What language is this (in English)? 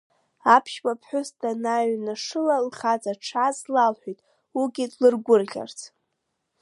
Abkhazian